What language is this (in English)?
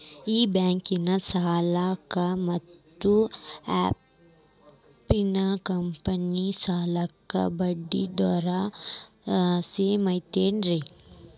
Kannada